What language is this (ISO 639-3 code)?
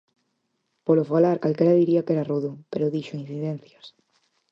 glg